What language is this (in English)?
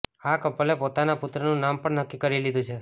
Gujarati